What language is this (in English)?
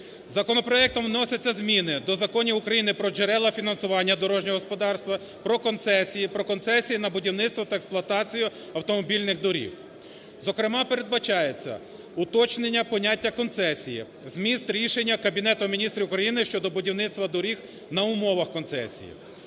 Ukrainian